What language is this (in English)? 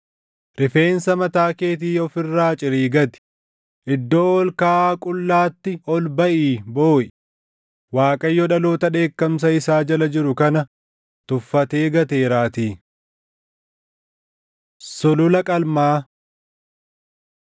Oromo